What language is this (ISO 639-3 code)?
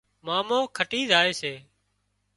kxp